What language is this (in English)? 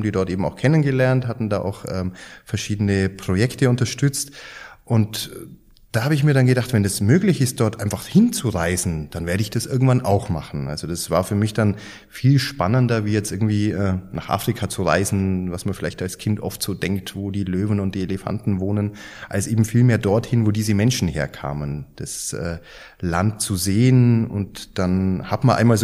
German